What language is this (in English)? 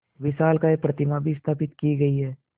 Hindi